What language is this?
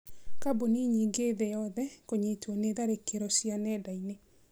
Kikuyu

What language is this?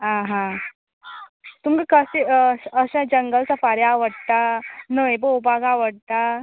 Konkani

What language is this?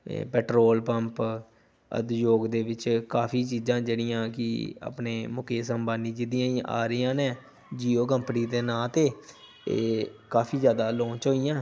Punjabi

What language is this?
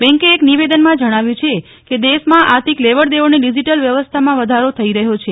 Gujarati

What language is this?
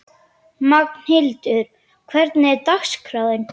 Icelandic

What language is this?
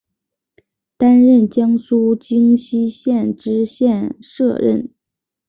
Chinese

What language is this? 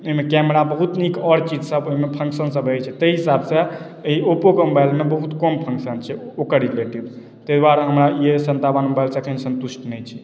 Maithili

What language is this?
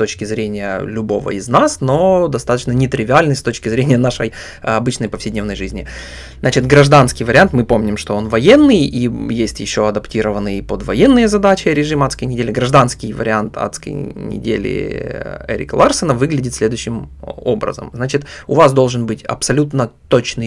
Russian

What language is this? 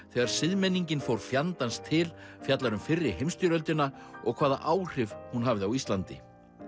Icelandic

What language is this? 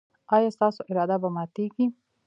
Pashto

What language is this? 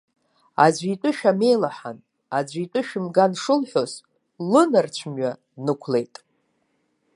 Abkhazian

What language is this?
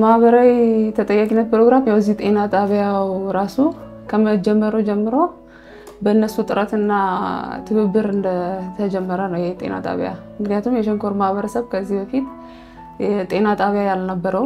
Arabic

